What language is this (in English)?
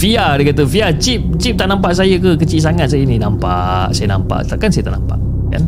Malay